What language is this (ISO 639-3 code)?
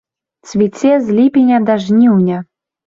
bel